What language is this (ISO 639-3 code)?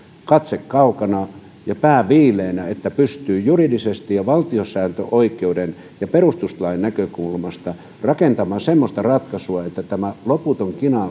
fin